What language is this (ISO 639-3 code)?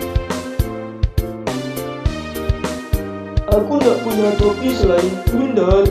ind